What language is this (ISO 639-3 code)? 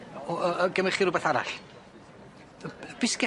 cym